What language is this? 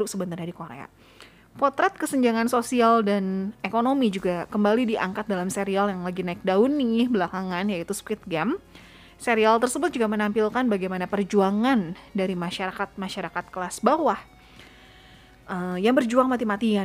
Indonesian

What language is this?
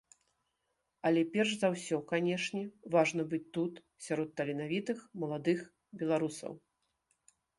Belarusian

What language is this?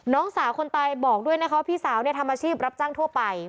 Thai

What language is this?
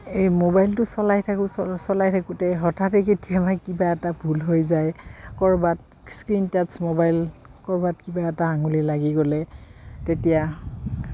Assamese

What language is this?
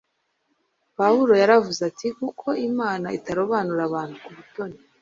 Kinyarwanda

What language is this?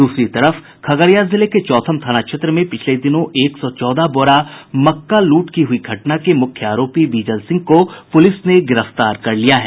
Hindi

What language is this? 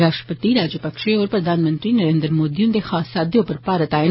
Dogri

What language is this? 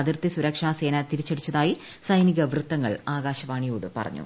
Malayalam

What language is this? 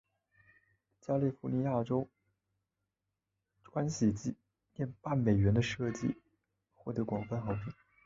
Chinese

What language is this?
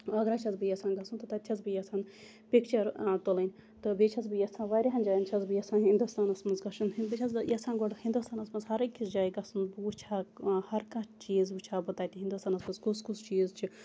Kashmiri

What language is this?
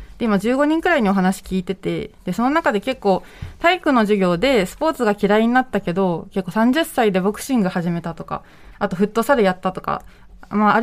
Japanese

